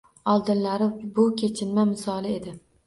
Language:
Uzbek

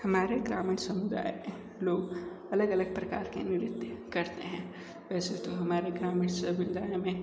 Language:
Hindi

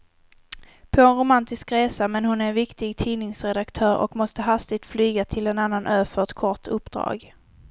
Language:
Swedish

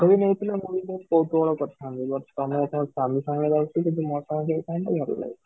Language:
Odia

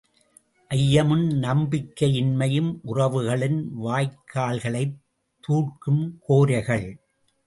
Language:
Tamil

